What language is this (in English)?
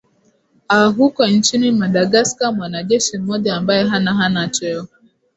Swahili